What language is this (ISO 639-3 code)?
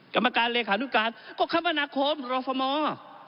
tha